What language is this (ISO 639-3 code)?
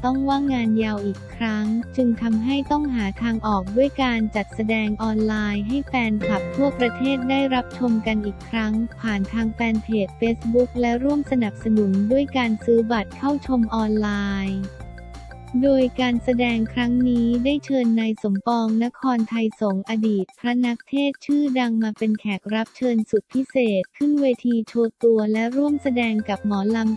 tha